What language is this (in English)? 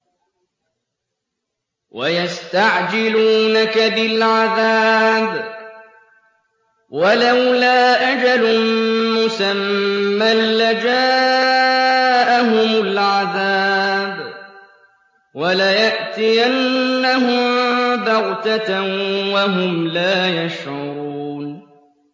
Arabic